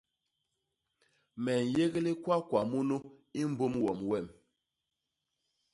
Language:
Basaa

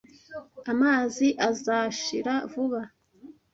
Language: Kinyarwanda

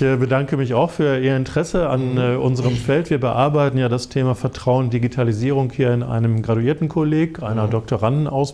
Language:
German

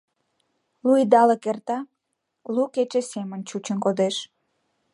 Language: Mari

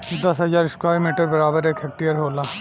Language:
Bhojpuri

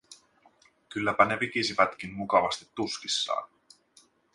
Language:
Finnish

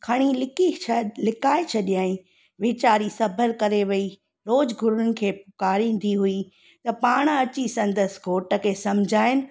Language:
Sindhi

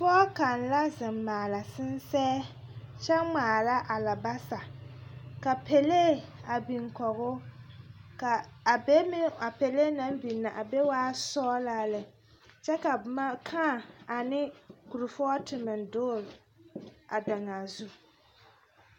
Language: Southern Dagaare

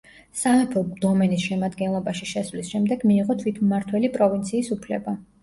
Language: Georgian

